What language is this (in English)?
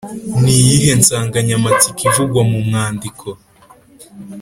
Kinyarwanda